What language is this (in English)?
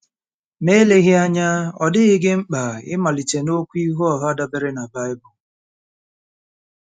Igbo